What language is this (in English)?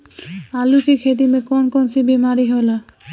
Bhojpuri